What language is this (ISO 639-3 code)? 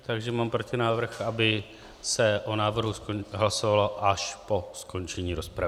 ces